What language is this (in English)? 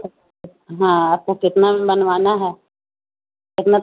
Urdu